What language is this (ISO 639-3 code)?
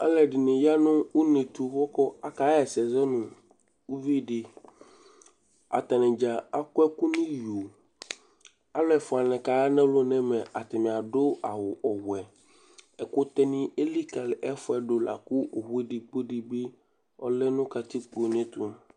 kpo